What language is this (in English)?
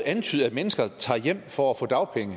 Danish